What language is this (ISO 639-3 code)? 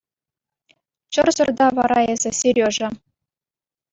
chv